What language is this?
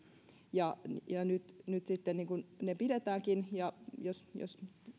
Finnish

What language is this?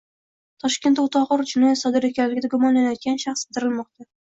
Uzbek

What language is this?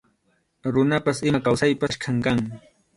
Arequipa-La Unión Quechua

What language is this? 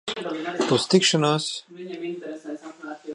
Latvian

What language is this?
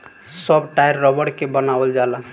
Bhojpuri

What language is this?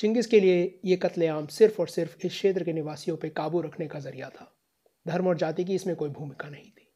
Hindi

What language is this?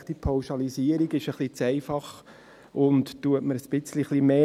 Swiss German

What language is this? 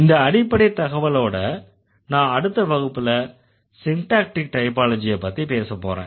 Tamil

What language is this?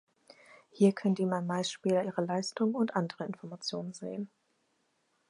German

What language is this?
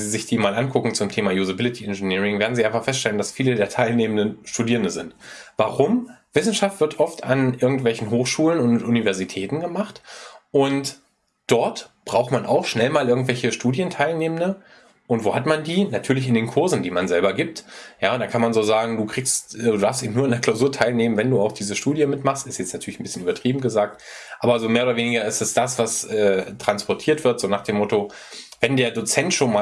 German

